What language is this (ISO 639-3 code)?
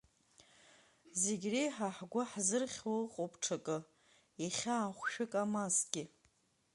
abk